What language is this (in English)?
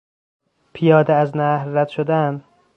Persian